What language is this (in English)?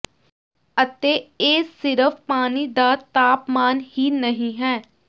Punjabi